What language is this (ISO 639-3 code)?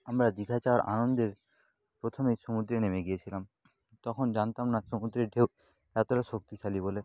ben